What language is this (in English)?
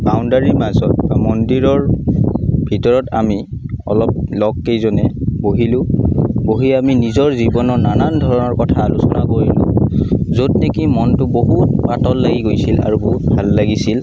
Assamese